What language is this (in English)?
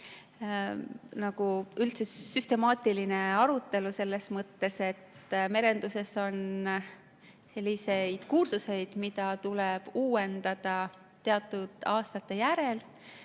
Estonian